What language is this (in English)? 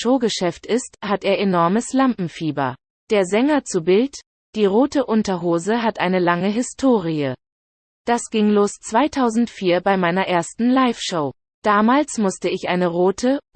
German